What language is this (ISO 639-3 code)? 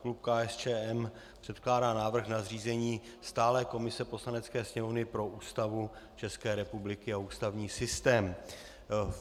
ces